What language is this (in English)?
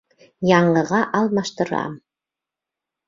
Bashkir